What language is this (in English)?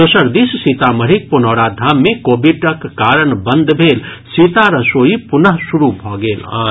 Maithili